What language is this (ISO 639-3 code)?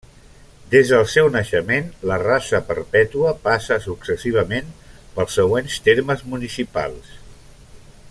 cat